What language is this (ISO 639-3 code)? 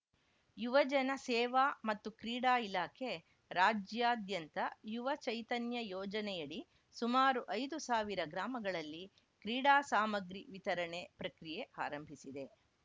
kan